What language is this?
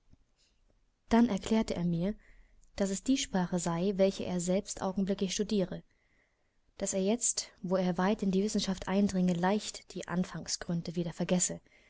German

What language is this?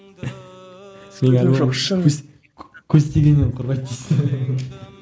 Kazakh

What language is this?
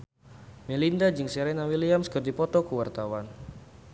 Sundanese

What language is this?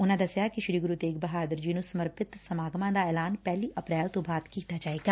Punjabi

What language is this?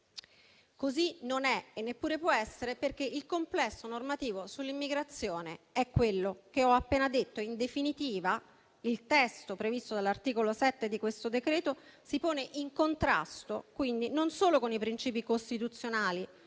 Italian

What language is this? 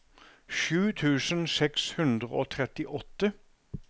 Norwegian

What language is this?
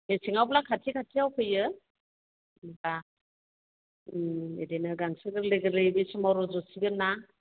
Bodo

